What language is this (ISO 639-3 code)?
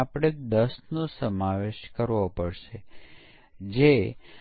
guj